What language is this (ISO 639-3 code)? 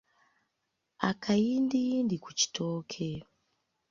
lug